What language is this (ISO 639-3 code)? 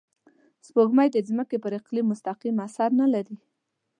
pus